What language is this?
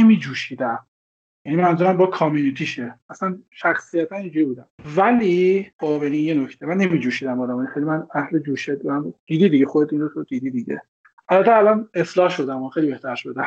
Persian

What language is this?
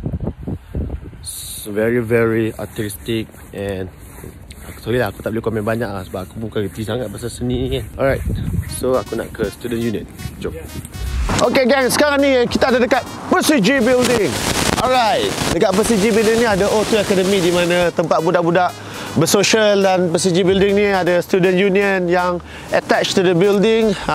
Malay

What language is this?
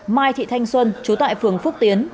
Vietnamese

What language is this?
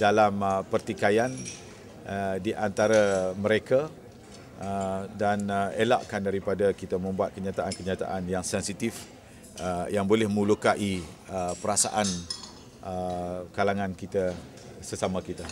Malay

